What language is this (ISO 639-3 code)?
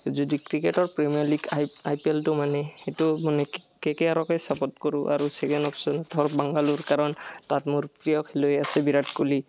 asm